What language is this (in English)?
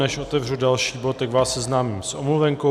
Czech